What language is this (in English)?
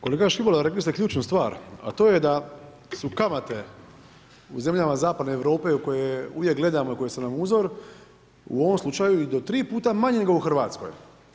Croatian